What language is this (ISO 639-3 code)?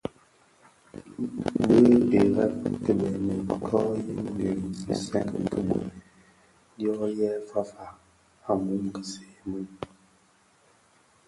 ksf